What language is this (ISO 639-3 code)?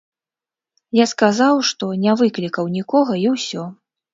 bel